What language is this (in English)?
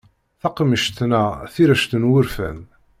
Kabyle